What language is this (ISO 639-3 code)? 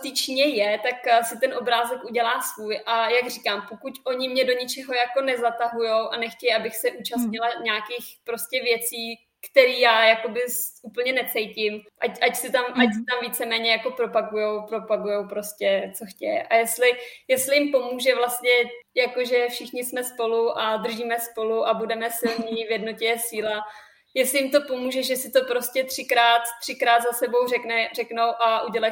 ces